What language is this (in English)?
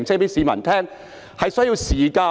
Cantonese